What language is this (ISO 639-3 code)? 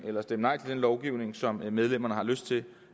dan